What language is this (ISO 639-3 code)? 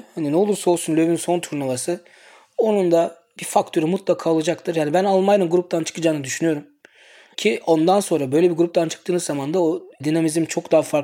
tur